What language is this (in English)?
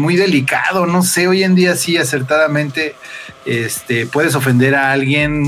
Spanish